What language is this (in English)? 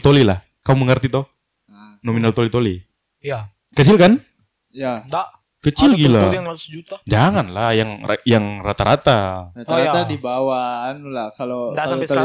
Indonesian